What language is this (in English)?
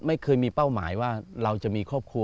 Thai